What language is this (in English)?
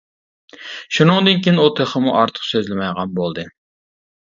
Uyghur